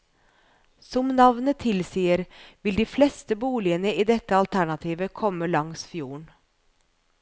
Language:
Norwegian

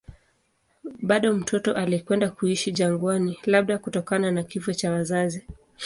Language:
Swahili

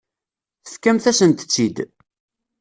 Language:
Kabyle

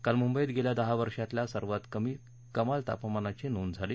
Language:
Marathi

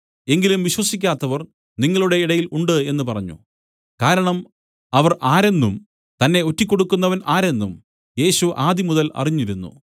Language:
Malayalam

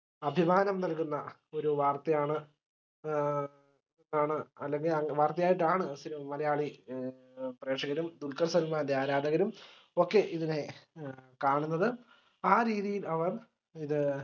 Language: Malayalam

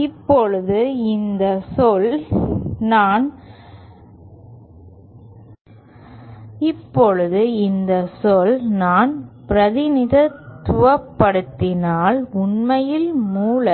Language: Tamil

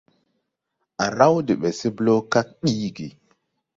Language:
Tupuri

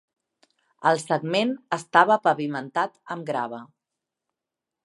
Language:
Catalan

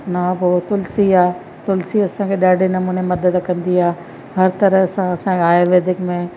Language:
Sindhi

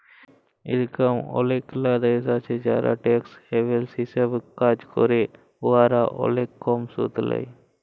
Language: Bangla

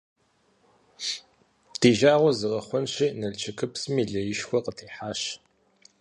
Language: Kabardian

